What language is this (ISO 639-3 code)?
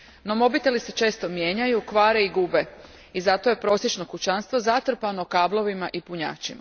hrv